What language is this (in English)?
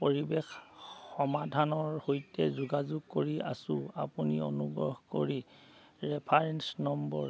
Assamese